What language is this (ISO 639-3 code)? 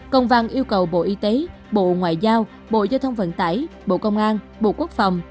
vie